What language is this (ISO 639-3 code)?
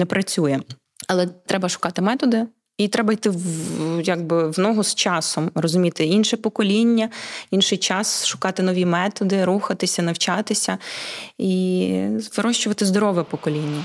ukr